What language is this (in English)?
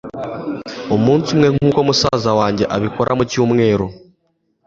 Kinyarwanda